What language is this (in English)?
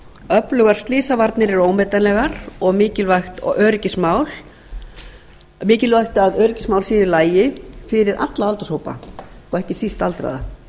Icelandic